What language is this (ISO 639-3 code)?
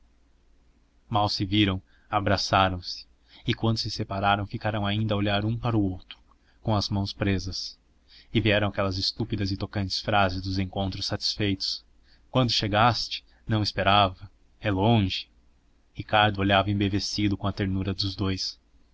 por